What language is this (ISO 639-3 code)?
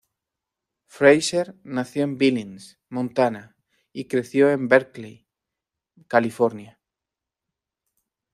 spa